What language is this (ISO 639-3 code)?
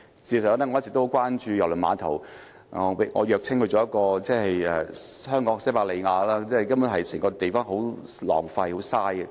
yue